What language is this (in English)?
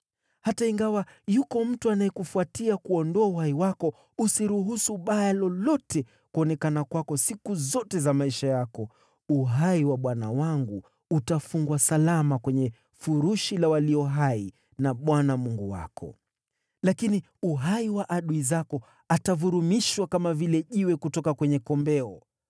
Swahili